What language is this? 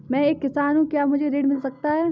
Hindi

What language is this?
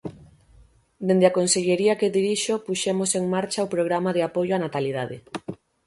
Galician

